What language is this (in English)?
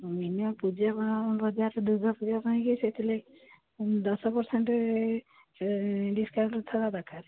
Odia